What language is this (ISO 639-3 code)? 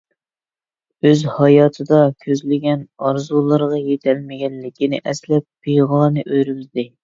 uig